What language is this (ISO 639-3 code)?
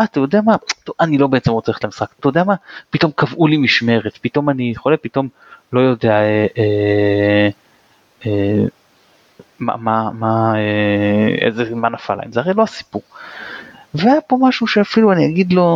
heb